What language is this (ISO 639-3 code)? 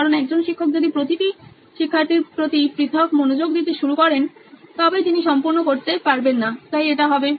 ben